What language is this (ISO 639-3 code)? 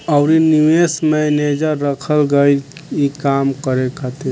bho